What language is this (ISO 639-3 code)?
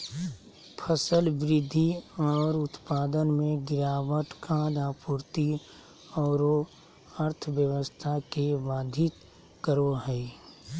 mag